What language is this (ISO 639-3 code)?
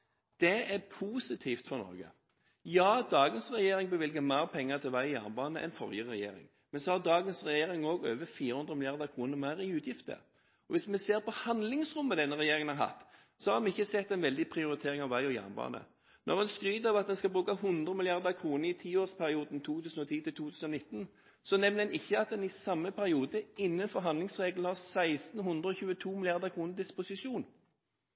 nob